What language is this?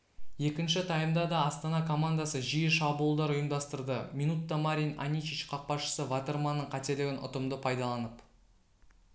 Kazakh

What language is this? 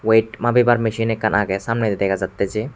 Chakma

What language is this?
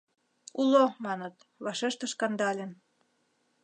Mari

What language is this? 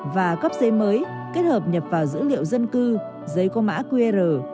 Vietnamese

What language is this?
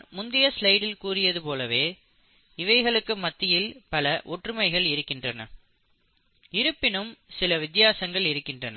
Tamil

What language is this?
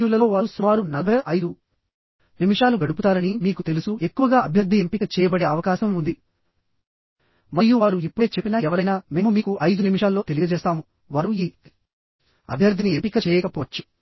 Telugu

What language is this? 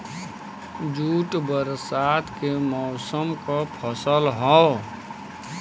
Bhojpuri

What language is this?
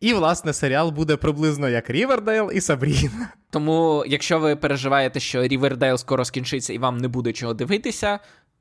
Ukrainian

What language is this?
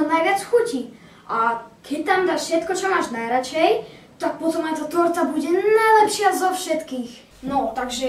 Czech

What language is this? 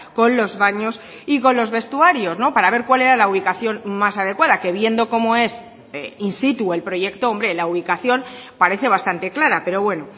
Spanish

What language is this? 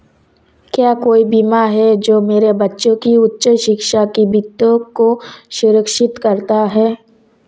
Hindi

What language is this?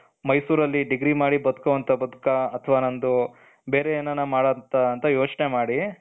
Kannada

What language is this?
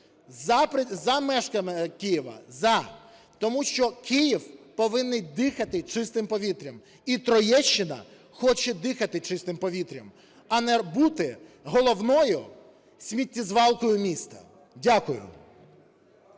Ukrainian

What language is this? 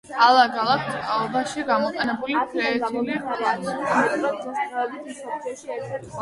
Georgian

